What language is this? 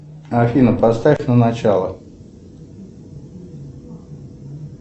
Russian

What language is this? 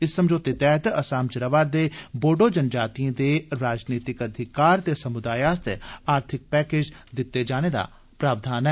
Dogri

